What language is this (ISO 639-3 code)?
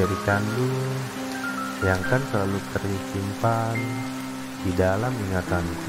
ind